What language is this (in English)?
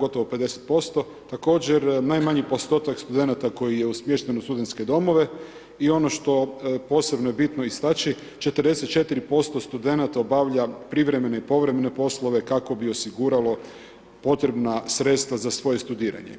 Croatian